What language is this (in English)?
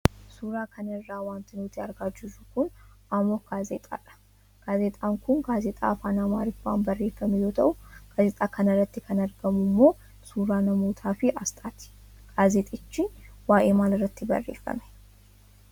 Oromo